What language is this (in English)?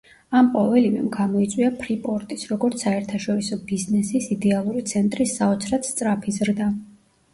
Georgian